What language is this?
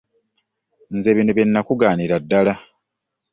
Ganda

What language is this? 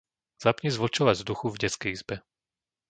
Slovak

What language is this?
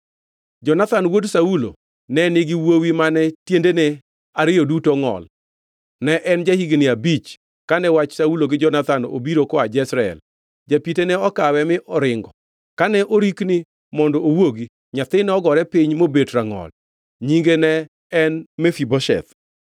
Luo (Kenya and Tanzania)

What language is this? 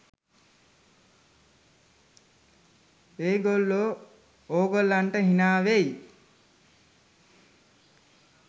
Sinhala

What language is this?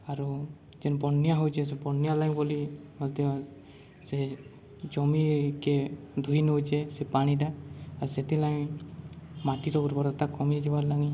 Odia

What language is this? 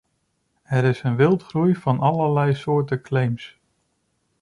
Dutch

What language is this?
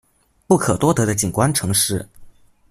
Chinese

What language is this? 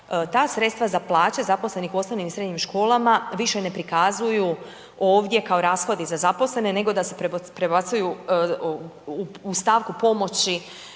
Croatian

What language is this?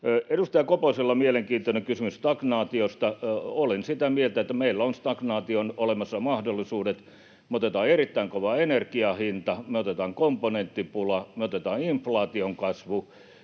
Finnish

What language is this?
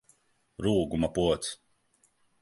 Latvian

